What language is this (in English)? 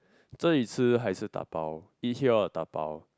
English